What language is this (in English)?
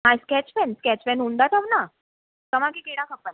Sindhi